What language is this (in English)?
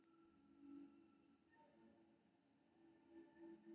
Maithili